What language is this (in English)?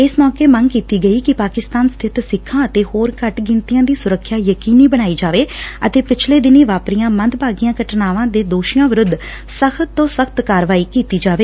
Punjabi